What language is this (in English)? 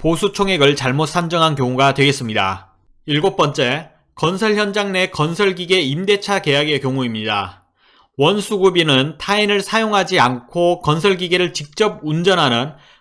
Korean